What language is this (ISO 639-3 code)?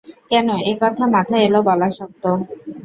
ben